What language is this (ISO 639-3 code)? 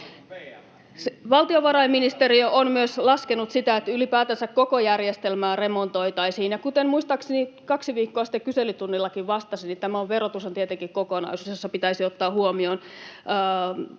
fin